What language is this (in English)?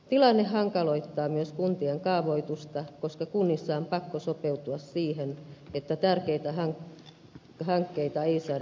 Finnish